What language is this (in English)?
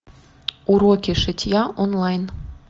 Russian